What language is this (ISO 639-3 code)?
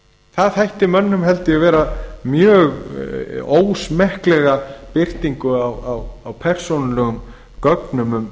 isl